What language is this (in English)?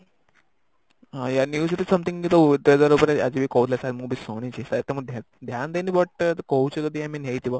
Odia